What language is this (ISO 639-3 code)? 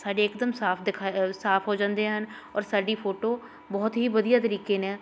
pan